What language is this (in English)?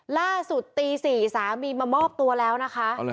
Thai